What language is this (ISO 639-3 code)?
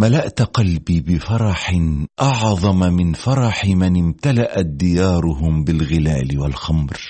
ara